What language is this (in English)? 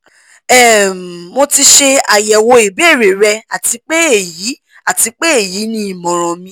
Yoruba